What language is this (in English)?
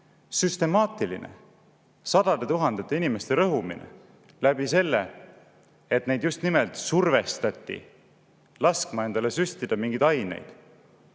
Estonian